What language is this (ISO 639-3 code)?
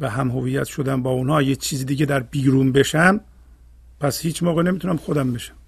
fas